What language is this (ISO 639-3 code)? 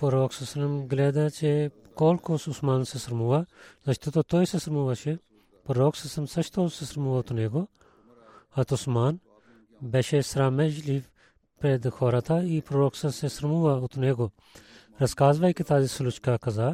bul